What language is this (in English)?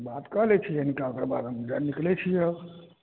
Maithili